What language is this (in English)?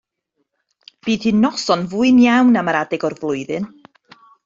Welsh